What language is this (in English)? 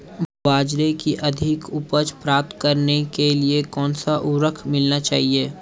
Hindi